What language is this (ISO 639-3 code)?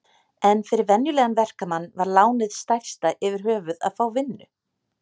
isl